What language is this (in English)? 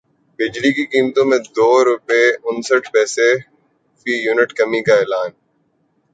Urdu